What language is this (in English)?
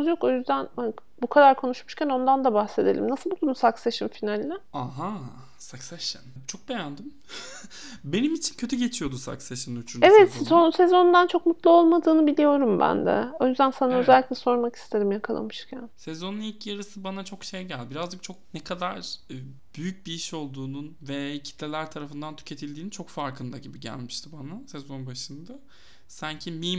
Turkish